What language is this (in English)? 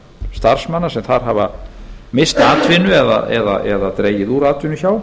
Icelandic